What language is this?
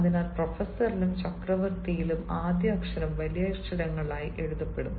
Malayalam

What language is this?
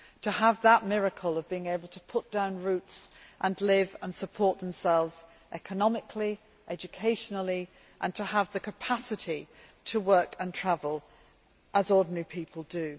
English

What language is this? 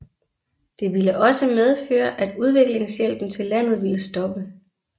Danish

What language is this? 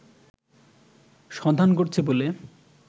Bangla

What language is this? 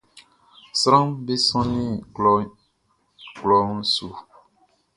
Baoulé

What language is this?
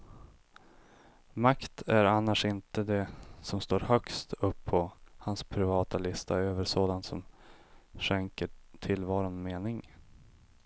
Swedish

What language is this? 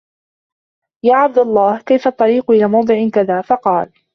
Arabic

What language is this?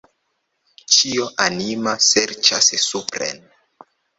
Esperanto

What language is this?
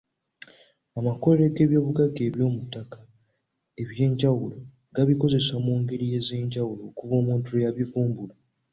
Ganda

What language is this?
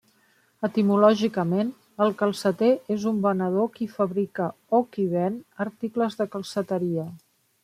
Catalan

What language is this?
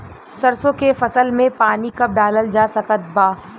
Bhojpuri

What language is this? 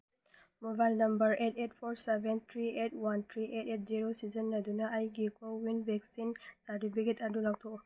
Manipuri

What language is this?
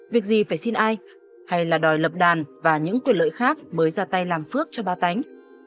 Vietnamese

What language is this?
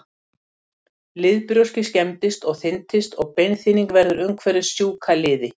Icelandic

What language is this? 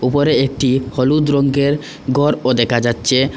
Bangla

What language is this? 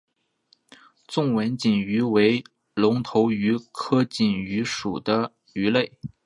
Chinese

